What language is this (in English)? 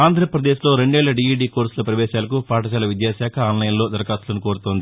Telugu